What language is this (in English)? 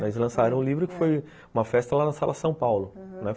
Portuguese